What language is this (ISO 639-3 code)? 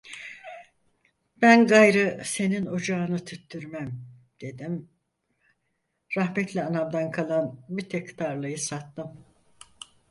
tur